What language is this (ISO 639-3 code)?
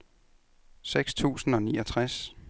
dan